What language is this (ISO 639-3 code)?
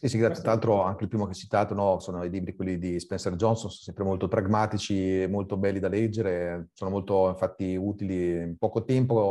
ita